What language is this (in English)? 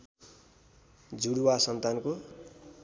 Nepali